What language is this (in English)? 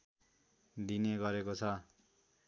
Nepali